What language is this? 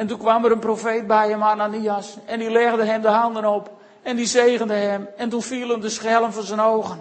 Dutch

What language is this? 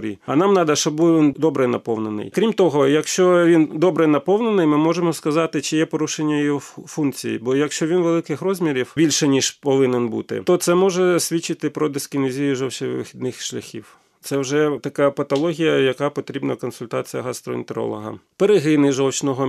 Ukrainian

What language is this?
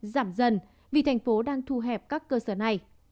Vietnamese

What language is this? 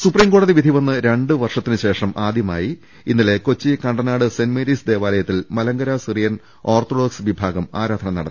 Malayalam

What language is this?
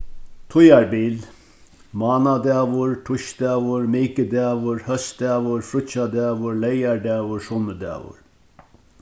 Faroese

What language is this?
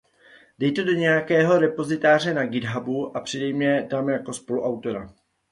Czech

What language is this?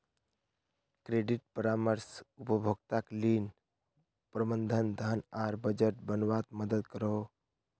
Magahi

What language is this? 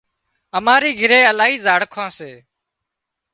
Wadiyara Koli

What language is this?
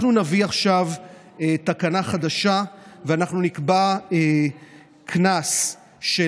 Hebrew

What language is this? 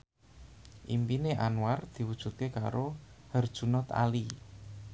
Javanese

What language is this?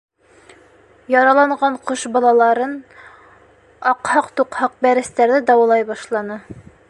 Bashkir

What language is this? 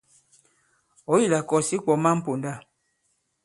Bankon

